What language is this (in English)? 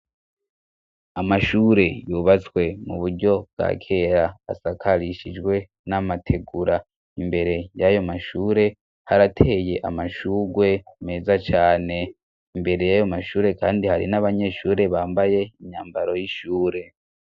Rundi